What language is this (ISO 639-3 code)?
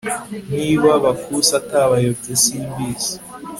kin